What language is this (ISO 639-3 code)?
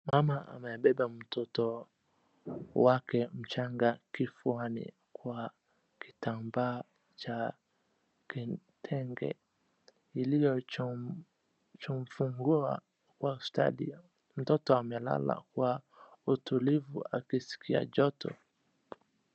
swa